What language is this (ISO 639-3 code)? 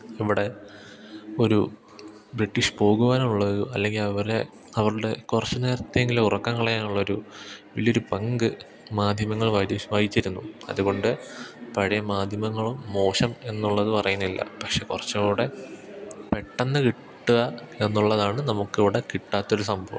mal